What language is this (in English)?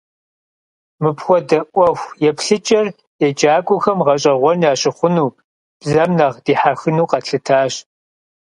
Kabardian